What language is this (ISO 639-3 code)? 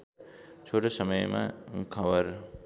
nep